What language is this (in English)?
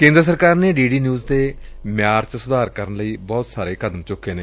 Punjabi